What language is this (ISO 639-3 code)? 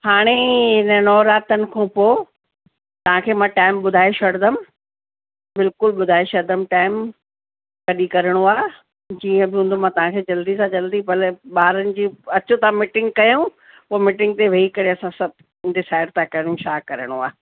snd